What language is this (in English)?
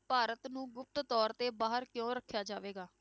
Punjabi